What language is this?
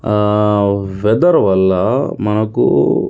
Telugu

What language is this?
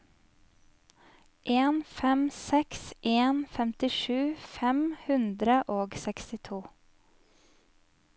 Norwegian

